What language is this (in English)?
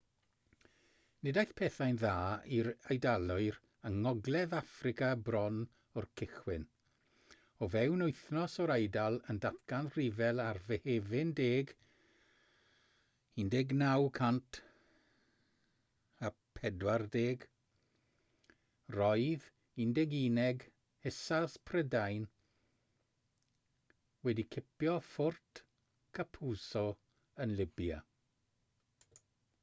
Welsh